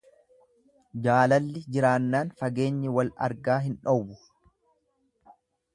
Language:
Oromo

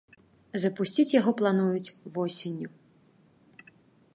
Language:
Belarusian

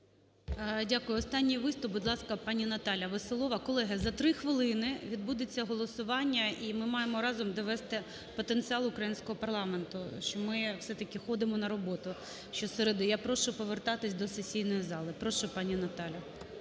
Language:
Ukrainian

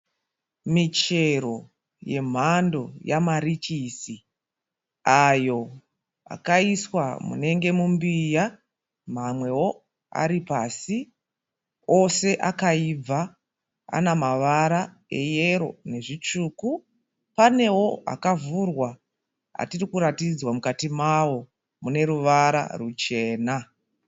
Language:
Shona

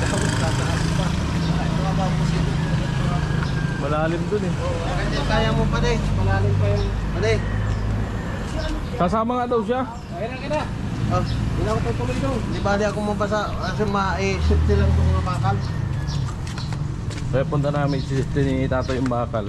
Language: Filipino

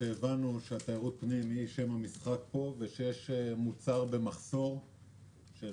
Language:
Hebrew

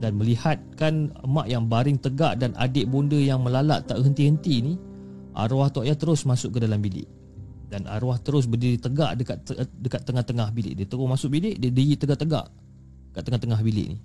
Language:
Malay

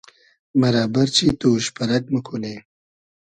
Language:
Hazaragi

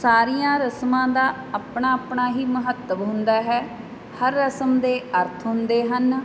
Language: Punjabi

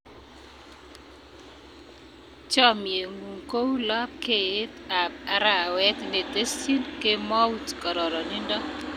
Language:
Kalenjin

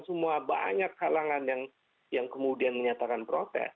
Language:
Indonesian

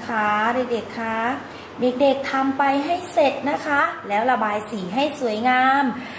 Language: Thai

